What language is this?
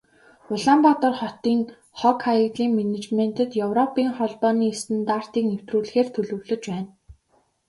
Mongolian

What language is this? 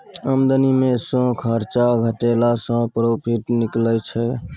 Maithili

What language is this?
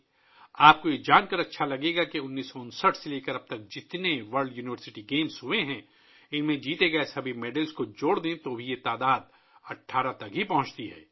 Urdu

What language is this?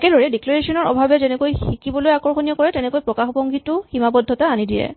Assamese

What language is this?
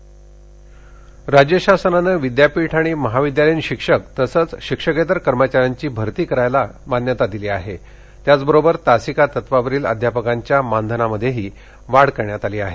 Marathi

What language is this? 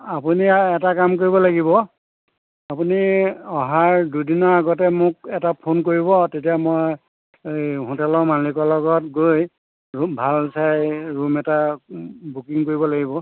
Assamese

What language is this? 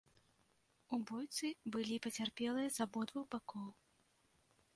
Belarusian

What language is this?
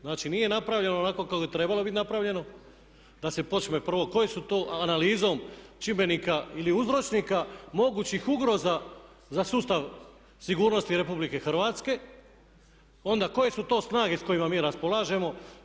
Croatian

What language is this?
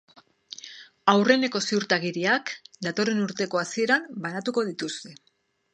Basque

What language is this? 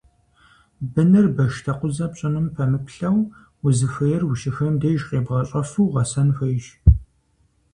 Kabardian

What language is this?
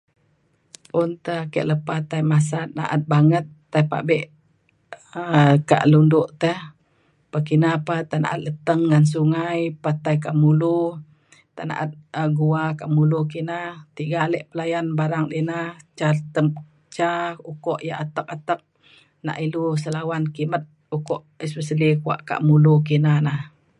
Mainstream Kenyah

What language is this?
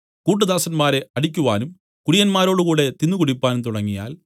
Malayalam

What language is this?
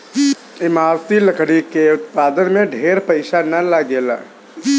Bhojpuri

